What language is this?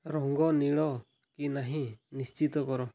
Odia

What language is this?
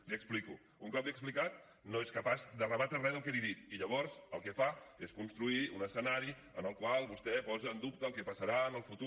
Catalan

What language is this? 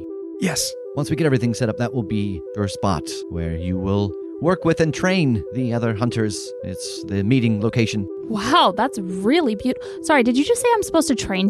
English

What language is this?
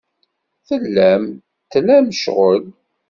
Kabyle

